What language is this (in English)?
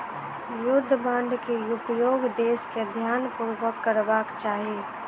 Maithili